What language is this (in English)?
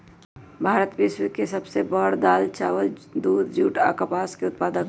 Magahi